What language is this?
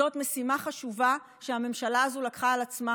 Hebrew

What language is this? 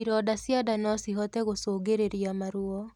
Kikuyu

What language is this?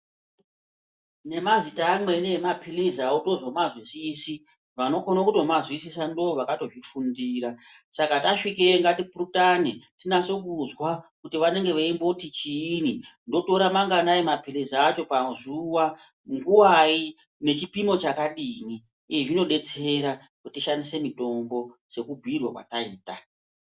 Ndau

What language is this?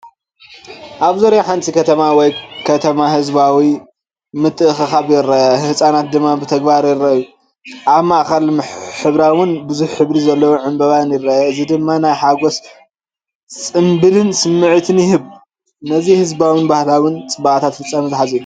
Tigrinya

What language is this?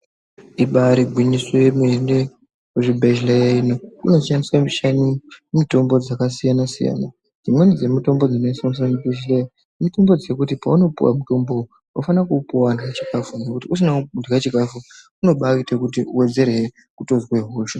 Ndau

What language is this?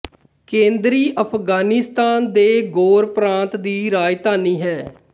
Punjabi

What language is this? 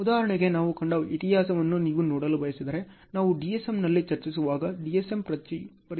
Kannada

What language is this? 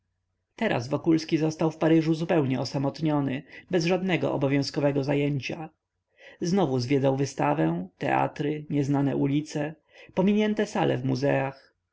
Polish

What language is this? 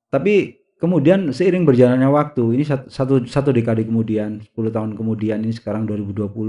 Indonesian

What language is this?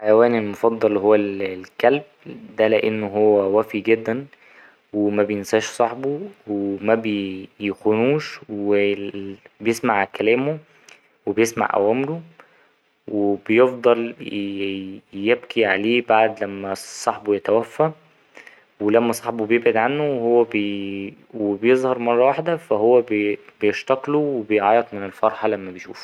Egyptian Arabic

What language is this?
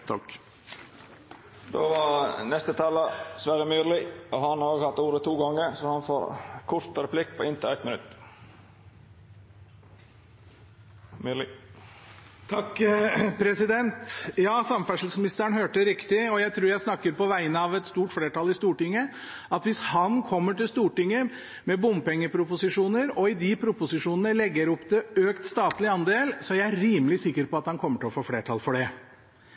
Norwegian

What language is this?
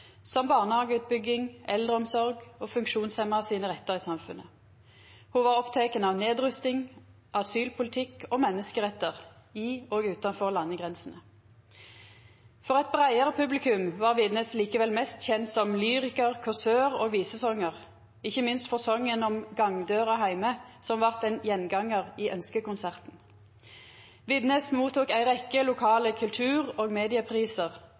Norwegian Nynorsk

